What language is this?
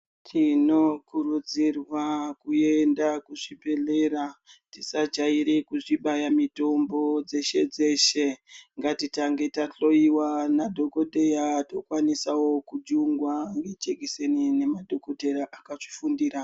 Ndau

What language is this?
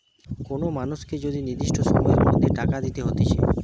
Bangla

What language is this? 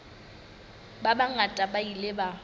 Southern Sotho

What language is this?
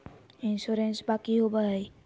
Magahi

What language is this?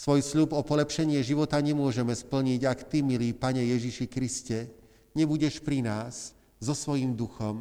Slovak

